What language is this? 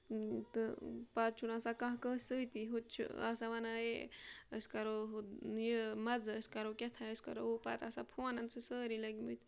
Kashmiri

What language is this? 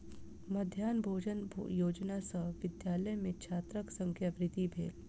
Maithili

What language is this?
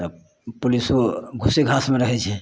Maithili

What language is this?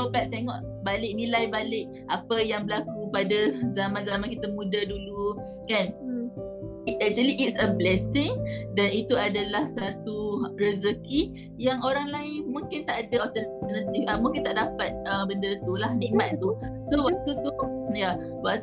Malay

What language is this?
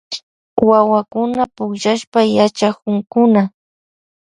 Loja Highland Quichua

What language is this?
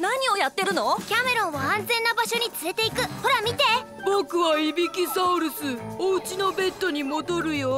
Japanese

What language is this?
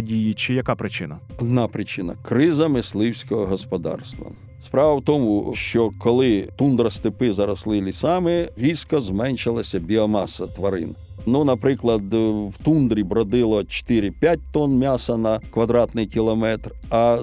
Ukrainian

